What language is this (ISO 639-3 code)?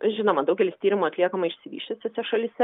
lit